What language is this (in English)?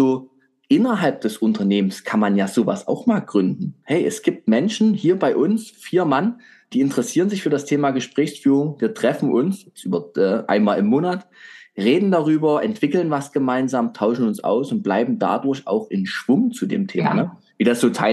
German